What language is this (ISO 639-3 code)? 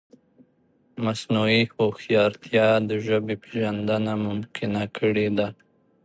pus